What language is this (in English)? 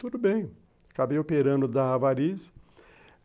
Portuguese